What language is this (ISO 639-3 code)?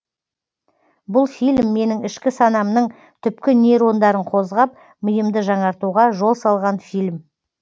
kaz